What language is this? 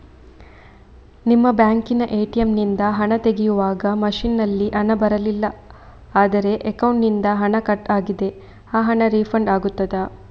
Kannada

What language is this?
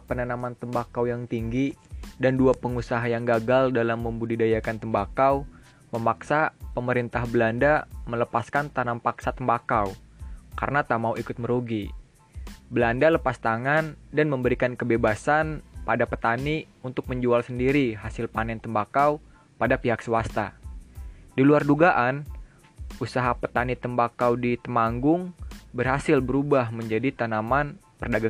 Indonesian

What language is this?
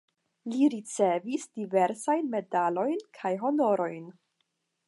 Esperanto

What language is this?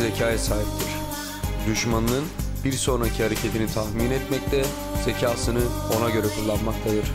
Turkish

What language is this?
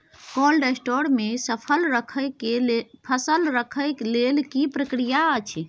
Maithili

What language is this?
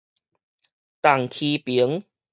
Min Nan Chinese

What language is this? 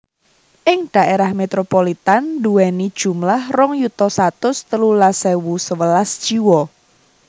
Javanese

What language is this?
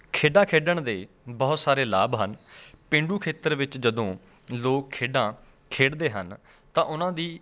Punjabi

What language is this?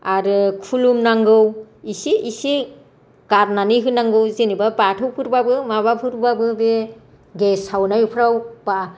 Bodo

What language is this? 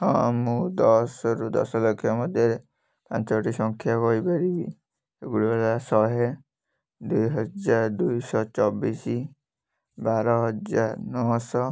Odia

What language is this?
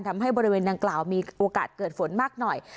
Thai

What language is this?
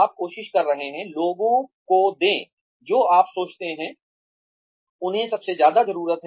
Hindi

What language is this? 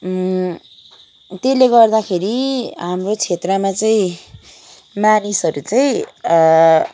Nepali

